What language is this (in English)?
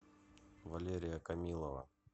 Russian